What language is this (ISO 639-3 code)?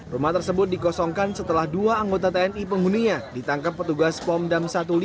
ind